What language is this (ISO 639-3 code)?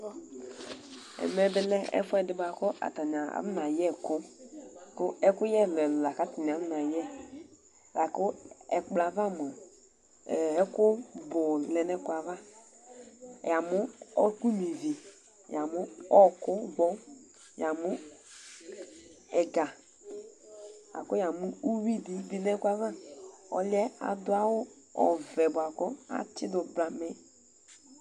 kpo